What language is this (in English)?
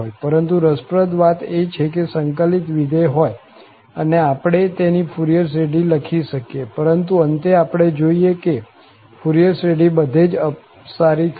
Gujarati